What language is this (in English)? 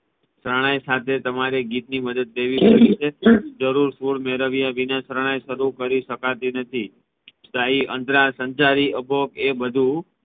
Gujarati